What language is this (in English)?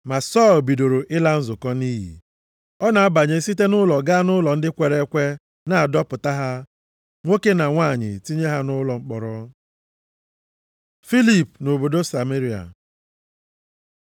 Igbo